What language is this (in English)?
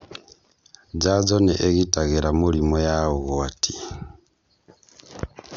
Kikuyu